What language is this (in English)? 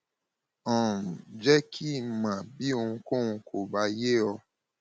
Yoruba